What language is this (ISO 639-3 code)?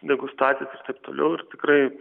lit